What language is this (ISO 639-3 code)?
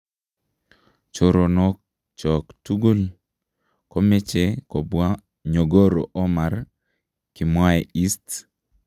kln